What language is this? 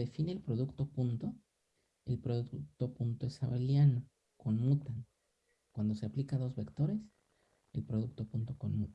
Spanish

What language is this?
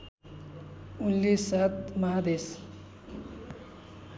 Nepali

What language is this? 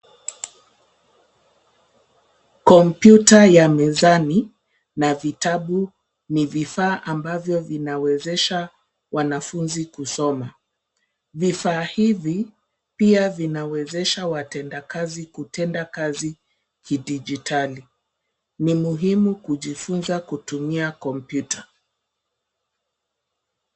Swahili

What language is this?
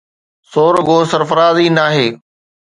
Sindhi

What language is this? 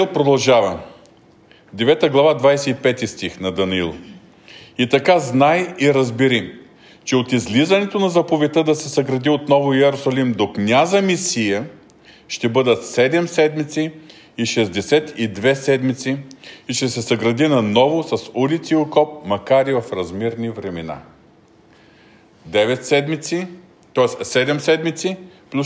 Bulgarian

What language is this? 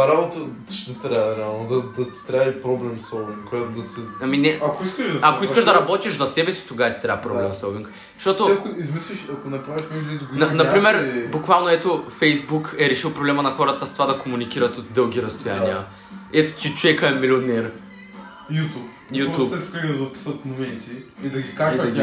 Bulgarian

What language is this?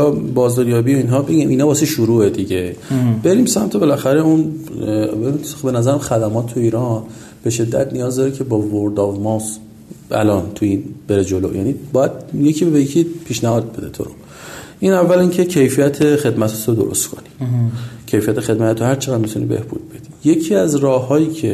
Persian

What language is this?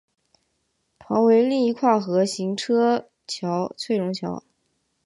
Chinese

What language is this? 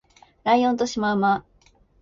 Japanese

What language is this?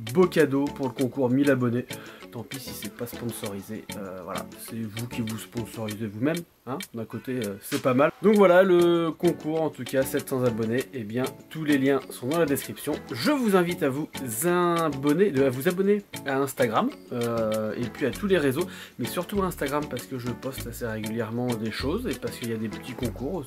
French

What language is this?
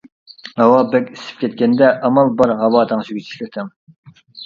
Uyghur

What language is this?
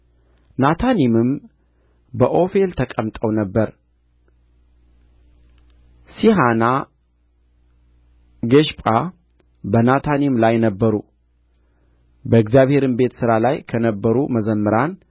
Amharic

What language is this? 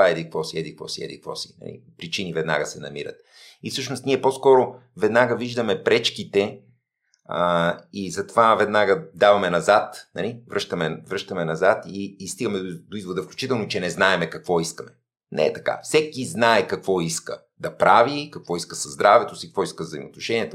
Bulgarian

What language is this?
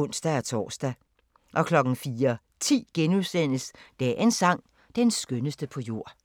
Danish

